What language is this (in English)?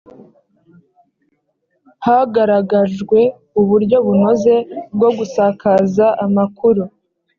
Kinyarwanda